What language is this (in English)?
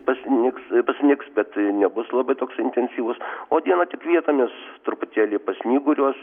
Lithuanian